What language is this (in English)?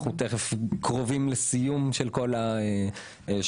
Hebrew